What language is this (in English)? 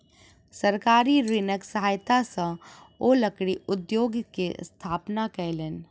Maithili